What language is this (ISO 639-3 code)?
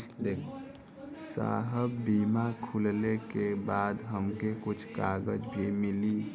bho